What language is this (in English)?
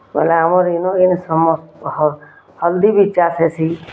Odia